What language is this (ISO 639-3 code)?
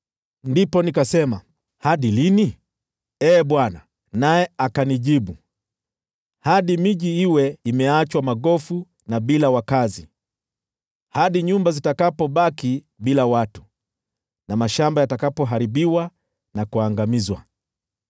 swa